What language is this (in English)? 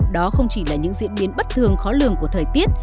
Vietnamese